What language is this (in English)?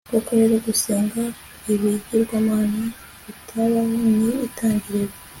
Kinyarwanda